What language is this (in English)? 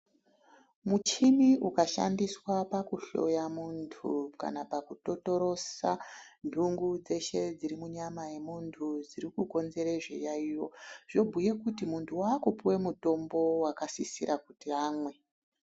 Ndau